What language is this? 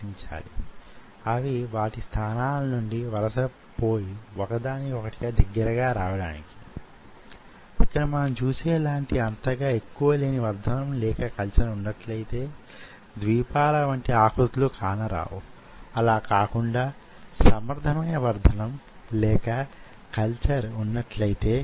Telugu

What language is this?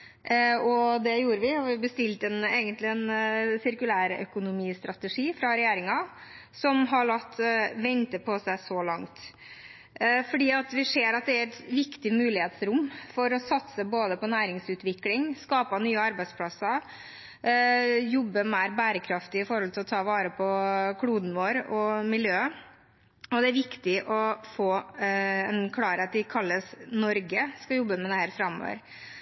Norwegian Bokmål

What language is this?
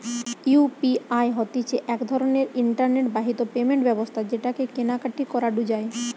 Bangla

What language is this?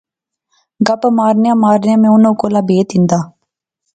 Pahari-Potwari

